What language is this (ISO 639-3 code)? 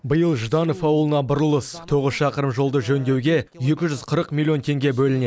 kaz